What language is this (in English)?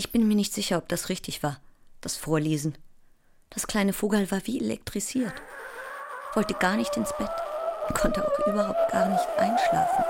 German